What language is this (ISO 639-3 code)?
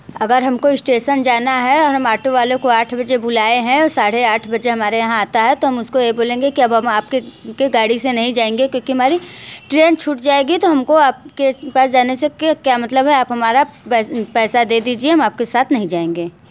hin